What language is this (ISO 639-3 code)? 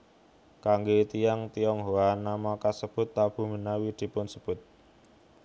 jav